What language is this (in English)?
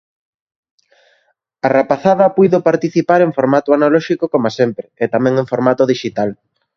Galician